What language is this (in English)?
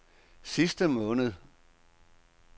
Danish